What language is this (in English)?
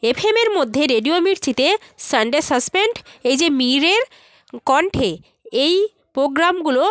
Bangla